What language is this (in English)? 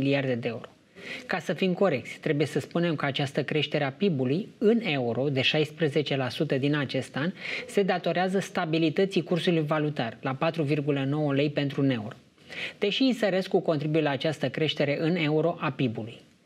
Romanian